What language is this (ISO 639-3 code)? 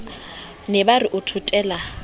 sot